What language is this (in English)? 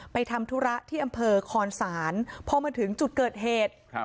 Thai